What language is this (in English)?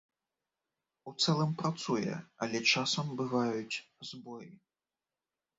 Belarusian